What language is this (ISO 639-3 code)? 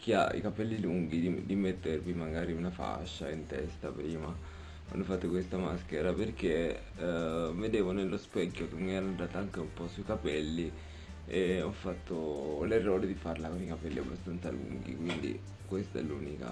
ita